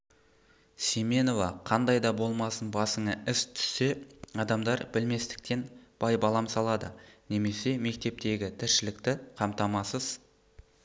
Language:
Kazakh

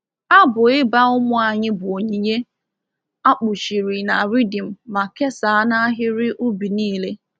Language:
Igbo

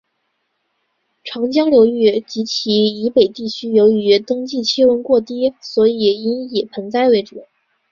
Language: Chinese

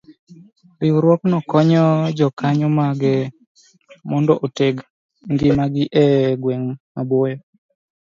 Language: Luo (Kenya and Tanzania)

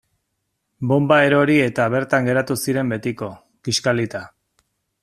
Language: Basque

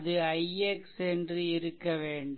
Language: Tamil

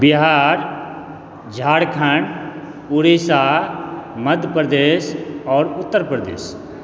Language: Maithili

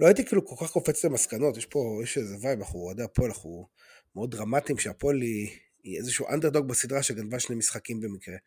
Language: Hebrew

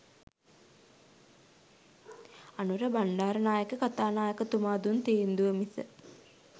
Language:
Sinhala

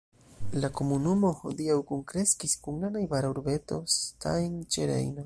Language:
Esperanto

